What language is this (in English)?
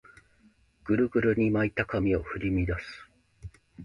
Japanese